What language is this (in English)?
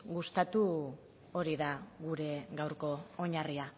Basque